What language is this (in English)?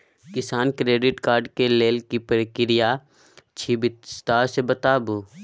Maithili